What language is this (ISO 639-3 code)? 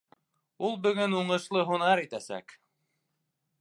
bak